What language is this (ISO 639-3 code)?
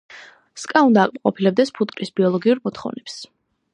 kat